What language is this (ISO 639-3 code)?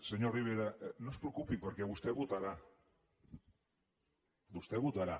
cat